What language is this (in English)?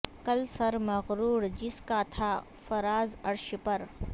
Urdu